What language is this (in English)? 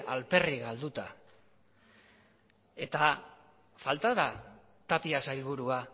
Basque